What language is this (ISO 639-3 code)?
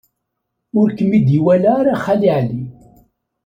kab